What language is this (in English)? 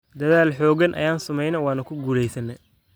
Somali